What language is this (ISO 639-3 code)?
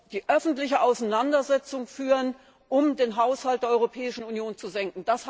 deu